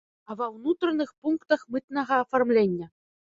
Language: Belarusian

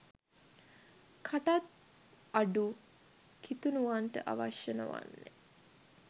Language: Sinhala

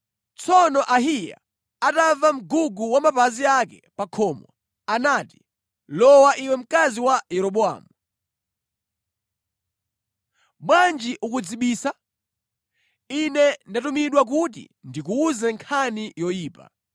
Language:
Nyanja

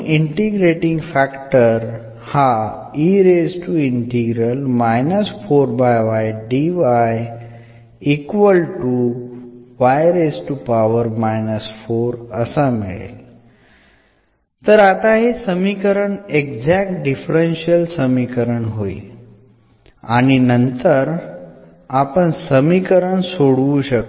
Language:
Marathi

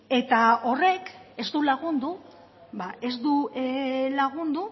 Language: Basque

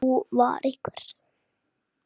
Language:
Icelandic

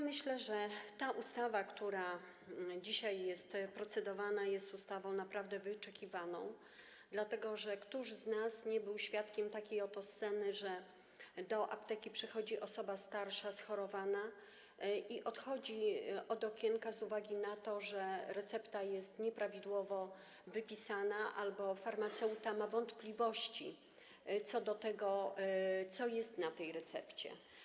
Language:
Polish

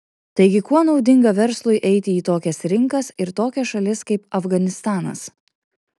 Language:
Lithuanian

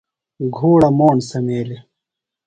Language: Phalura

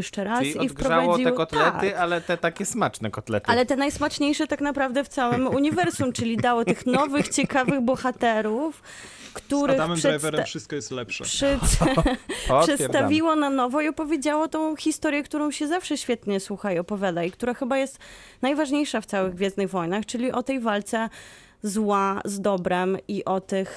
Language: Polish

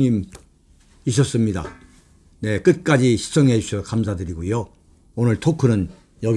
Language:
Korean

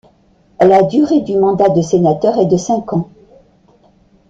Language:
French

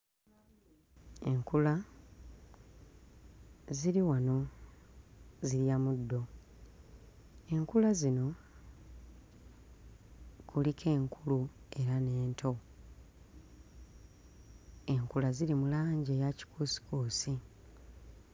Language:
Ganda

